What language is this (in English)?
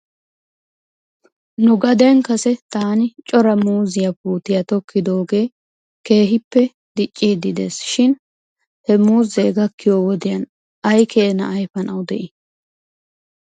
Wolaytta